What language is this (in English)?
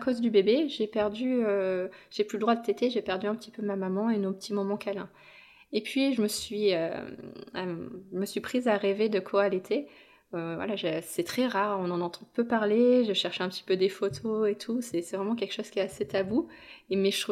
French